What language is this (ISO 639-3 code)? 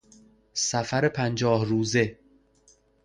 fas